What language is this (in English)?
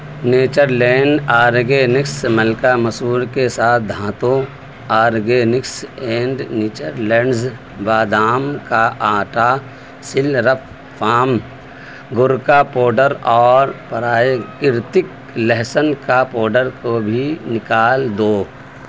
Urdu